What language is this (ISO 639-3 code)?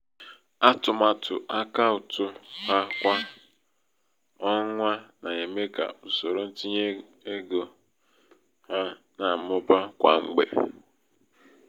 ibo